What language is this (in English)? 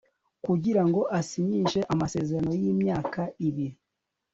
Kinyarwanda